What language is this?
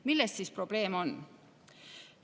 Estonian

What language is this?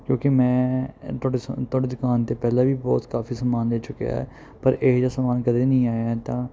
Punjabi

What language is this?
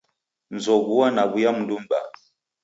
Taita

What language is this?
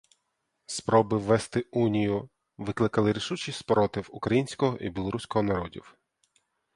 Ukrainian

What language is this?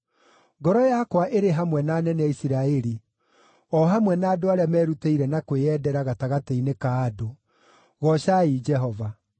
Kikuyu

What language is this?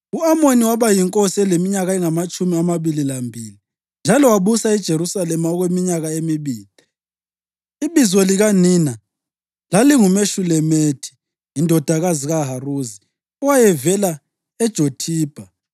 North Ndebele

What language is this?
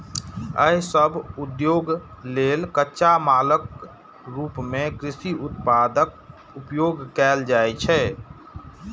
Maithili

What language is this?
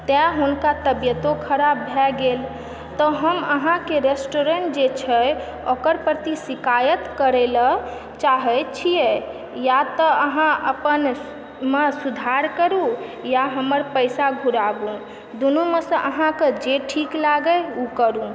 Maithili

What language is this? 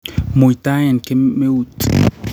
Kalenjin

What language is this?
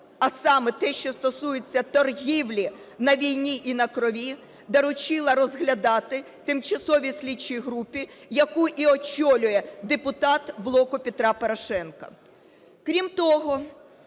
Ukrainian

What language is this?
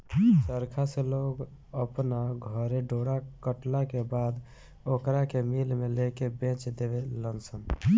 Bhojpuri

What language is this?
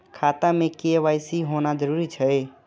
Maithili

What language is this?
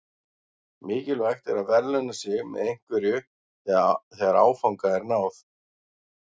Icelandic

